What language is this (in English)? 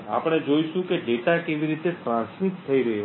Gujarati